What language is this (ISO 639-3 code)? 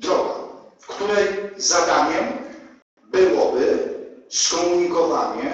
pol